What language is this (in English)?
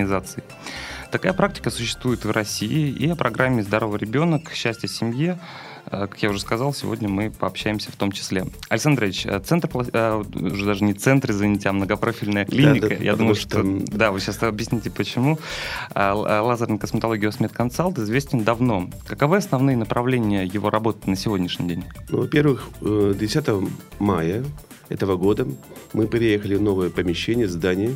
Russian